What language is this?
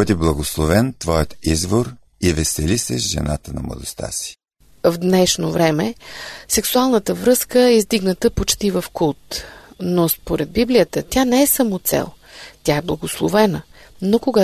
Bulgarian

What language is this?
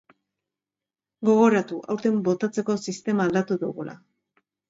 Basque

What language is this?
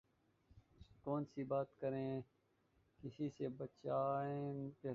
Urdu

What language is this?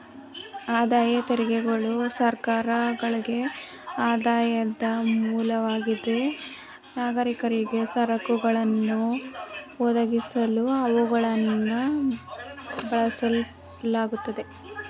Kannada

